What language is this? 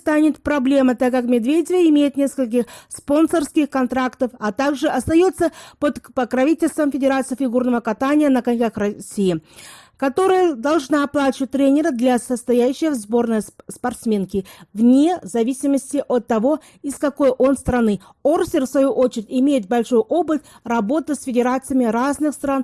Russian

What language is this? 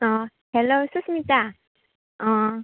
Bodo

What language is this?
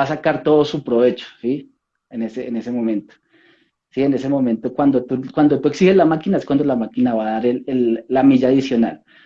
Spanish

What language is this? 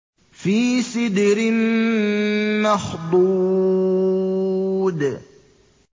Arabic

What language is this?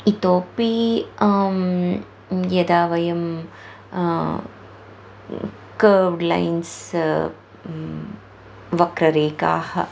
Sanskrit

